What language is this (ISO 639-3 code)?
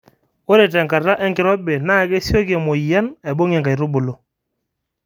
mas